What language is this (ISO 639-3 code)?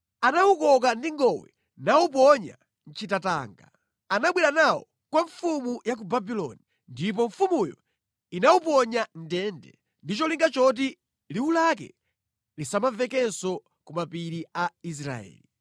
nya